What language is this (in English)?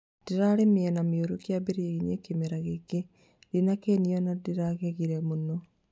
Kikuyu